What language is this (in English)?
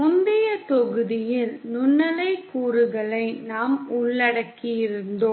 Tamil